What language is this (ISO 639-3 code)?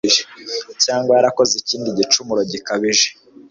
kin